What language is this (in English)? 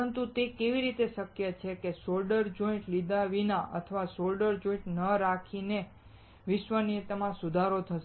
Gujarati